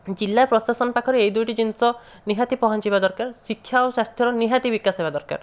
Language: Odia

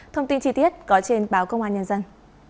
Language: Vietnamese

